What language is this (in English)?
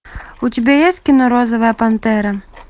Russian